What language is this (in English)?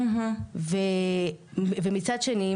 Hebrew